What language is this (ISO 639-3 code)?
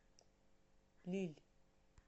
rus